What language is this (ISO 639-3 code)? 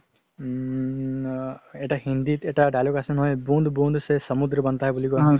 asm